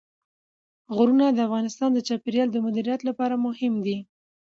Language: Pashto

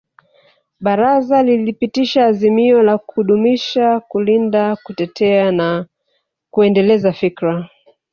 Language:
Swahili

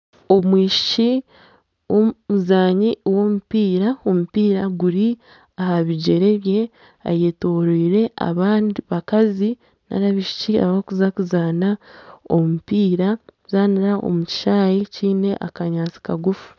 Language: Nyankole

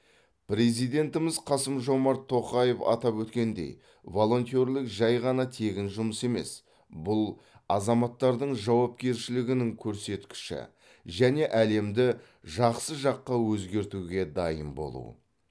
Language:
Kazakh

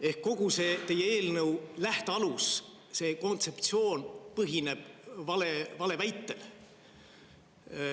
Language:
Estonian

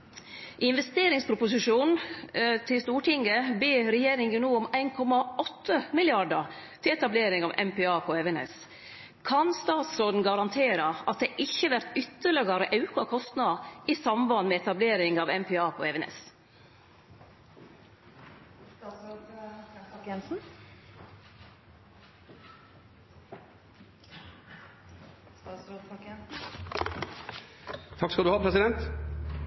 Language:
Norwegian Nynorsk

